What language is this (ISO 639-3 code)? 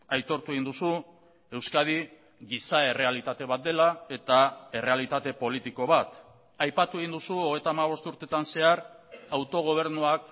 eus